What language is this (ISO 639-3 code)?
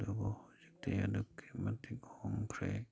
mni